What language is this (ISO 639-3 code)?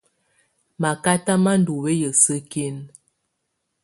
tvu